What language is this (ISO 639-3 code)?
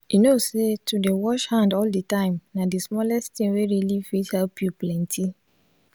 pcm